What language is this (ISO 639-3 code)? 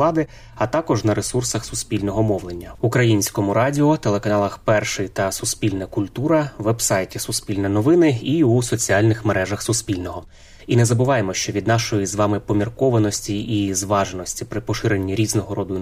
ukr